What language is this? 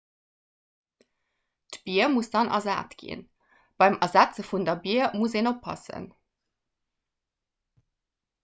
Luxembourgish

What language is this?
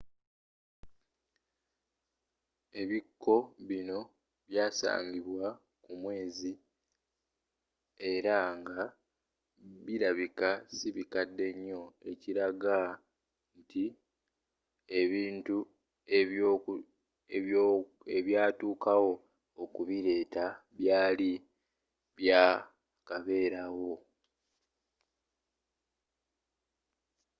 Ganda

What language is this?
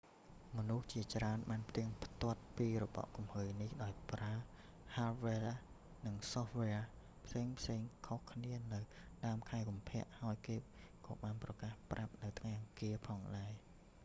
Khmer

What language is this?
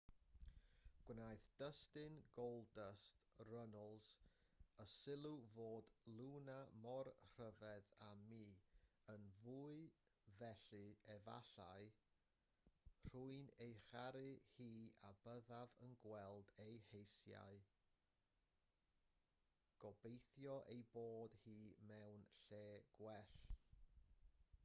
Welsh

